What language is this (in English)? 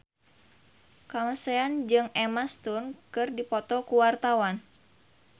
Sundanese